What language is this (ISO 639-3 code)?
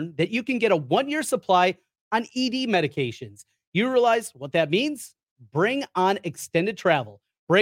eng